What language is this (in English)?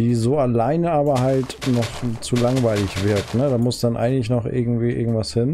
German